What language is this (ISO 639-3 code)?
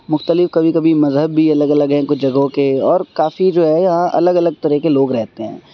urd